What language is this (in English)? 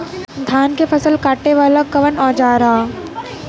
Bhojpuri